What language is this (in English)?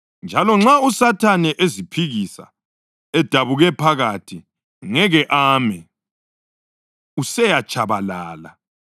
North Ndebele